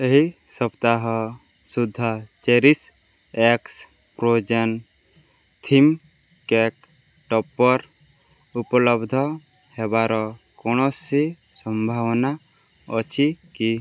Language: Odia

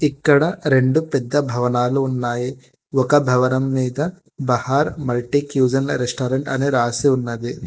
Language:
Telugu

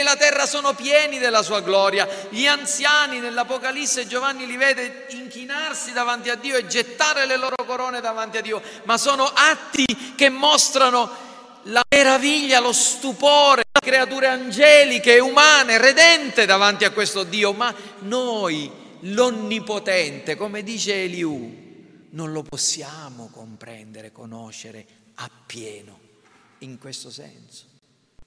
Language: Italian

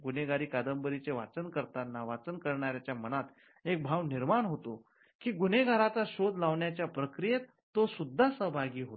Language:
Marathi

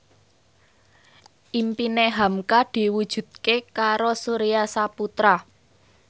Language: Javanese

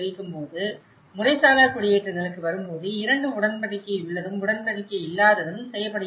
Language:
Tamil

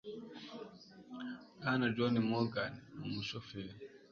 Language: Kinyarwanda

